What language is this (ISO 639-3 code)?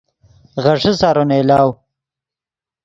ydg